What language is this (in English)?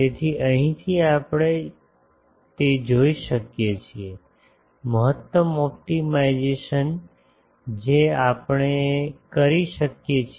Gujarati